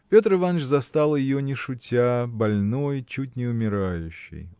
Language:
Russian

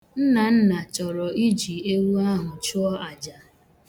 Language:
Igbo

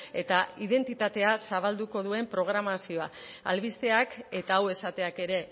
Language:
Basque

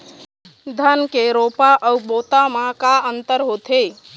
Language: Chhattisgarhi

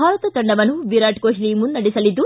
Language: Kannada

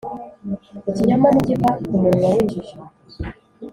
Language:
Kinyarwanda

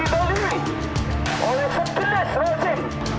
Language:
Indonesian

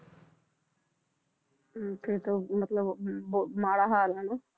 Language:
Punjabi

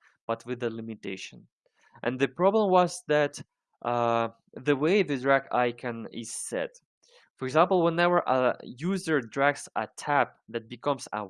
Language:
English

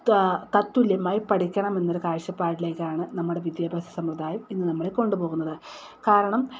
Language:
Malayalam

